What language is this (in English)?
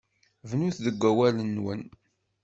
Kabyle